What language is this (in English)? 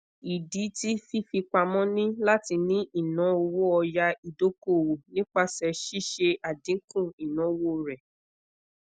Yoruba